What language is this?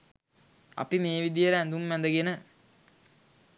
Sinhala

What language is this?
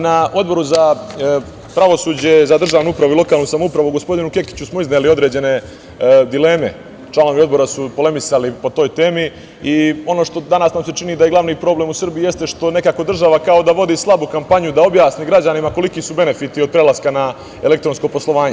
Serbian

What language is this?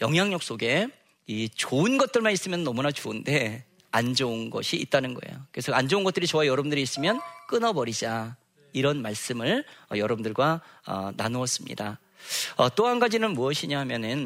Korean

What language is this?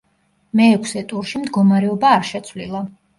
Georgian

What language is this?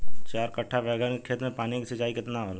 Bhojpuri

